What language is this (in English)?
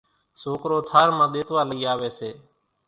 Kachi Koli